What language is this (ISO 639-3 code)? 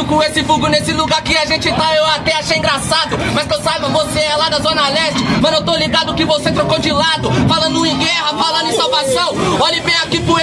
por